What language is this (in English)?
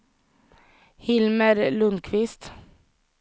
Swedish